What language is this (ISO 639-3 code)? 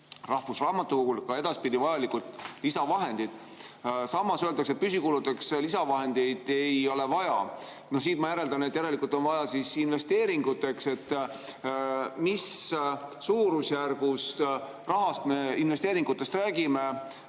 est